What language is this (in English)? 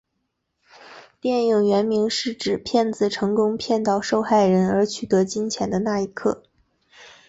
Chinese